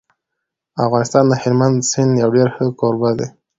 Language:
Pashto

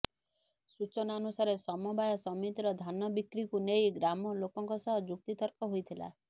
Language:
Odia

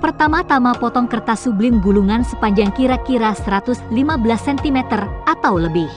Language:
Indonesian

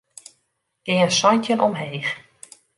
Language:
Western Frisian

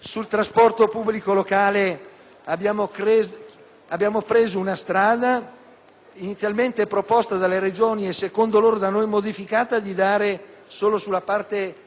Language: Italian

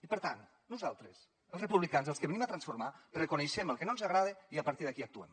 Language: Catalan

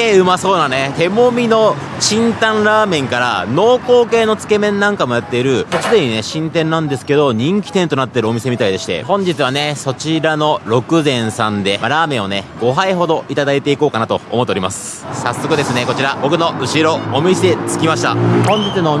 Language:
Japanese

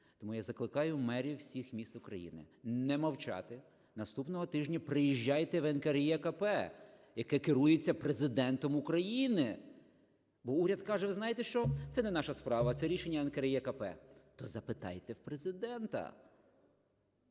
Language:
Ukrainian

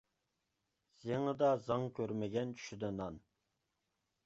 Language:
Uyghur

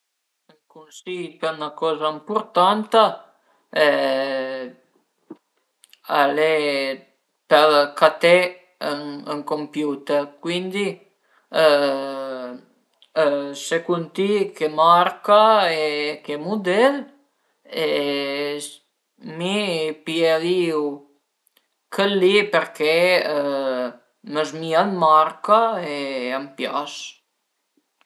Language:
Piedmontese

